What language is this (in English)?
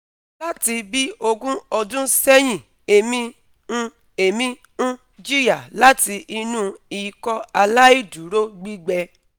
Yoruba